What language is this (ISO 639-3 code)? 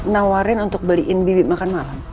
ind